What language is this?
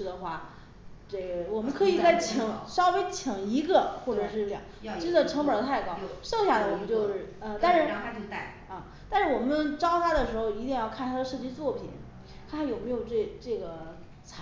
Chinese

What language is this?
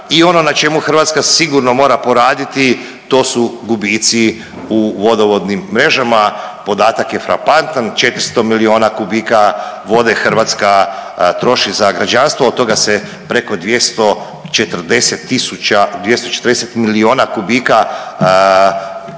Croatian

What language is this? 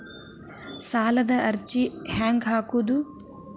Kannada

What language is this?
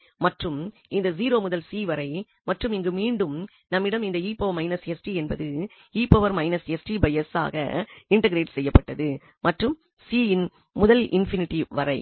Tamil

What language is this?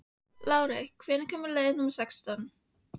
Icelandic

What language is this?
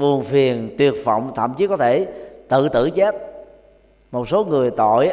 Vietnamese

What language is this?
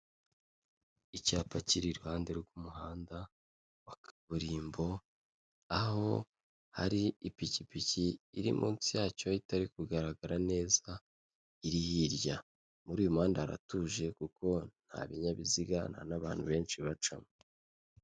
Kinyarwanda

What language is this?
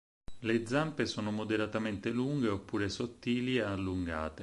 Italian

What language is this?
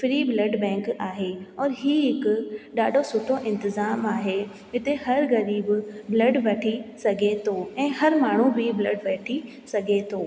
Sindhi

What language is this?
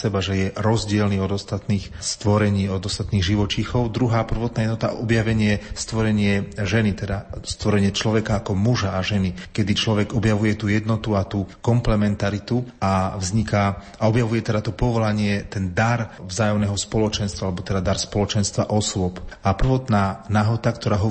Slovak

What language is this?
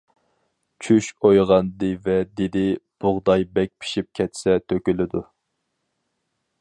Uyghur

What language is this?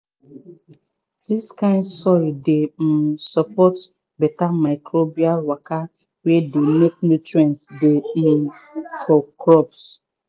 Nigerian Pidgin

